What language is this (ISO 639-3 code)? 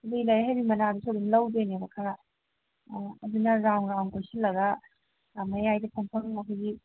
mni